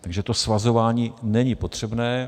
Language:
Czech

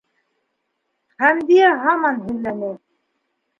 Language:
Bashkir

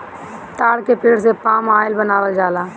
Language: Bhojpuri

